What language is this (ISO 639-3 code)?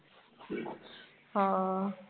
pan